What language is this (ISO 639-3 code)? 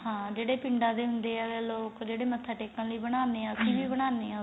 pan